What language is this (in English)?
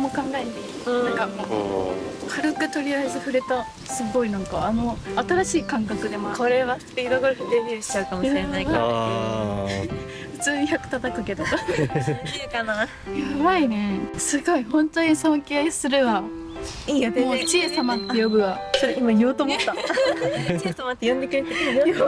Japanese